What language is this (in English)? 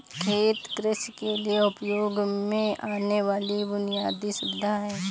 Hindi